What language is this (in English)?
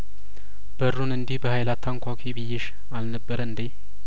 Amharic